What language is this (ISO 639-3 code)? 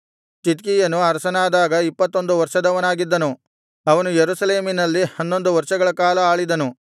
kan